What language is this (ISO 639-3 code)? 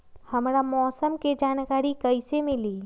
mag